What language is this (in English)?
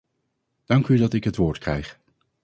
Dutch